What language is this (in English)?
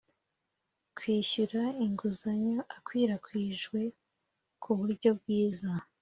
Kinyarwanda